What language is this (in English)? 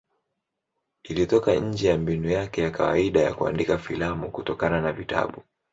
Swahili